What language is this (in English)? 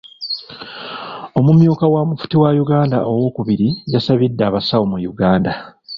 Ganda